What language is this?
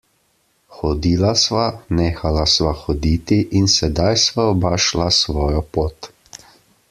Slovenian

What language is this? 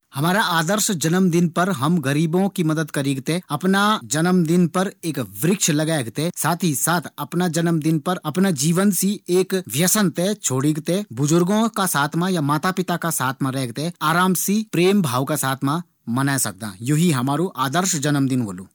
Garhwali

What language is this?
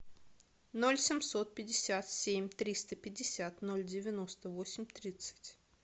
Russian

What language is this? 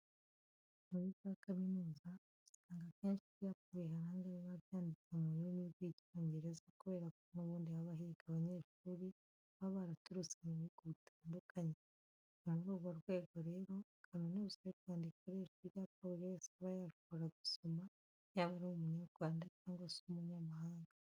Kinyarwanda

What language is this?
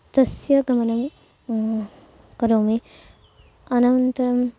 Sanskrit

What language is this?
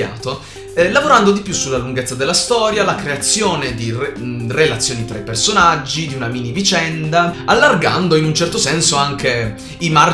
Italian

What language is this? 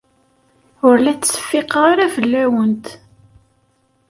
Kabyle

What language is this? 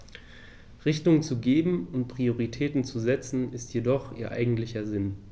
German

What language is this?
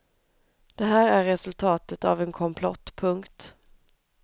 Swedish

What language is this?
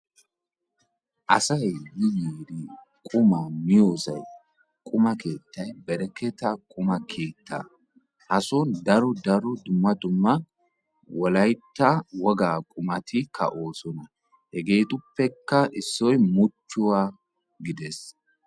Wolaytta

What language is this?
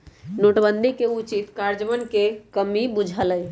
Magahi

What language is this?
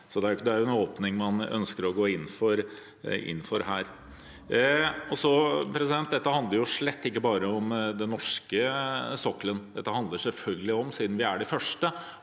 Norwegian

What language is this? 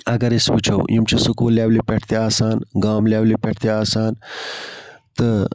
Kashmiri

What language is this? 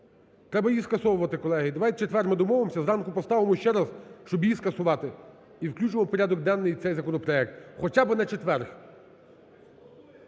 Ukrainian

